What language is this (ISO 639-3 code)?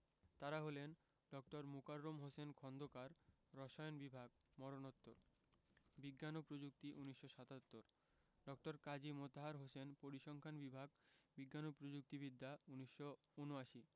ben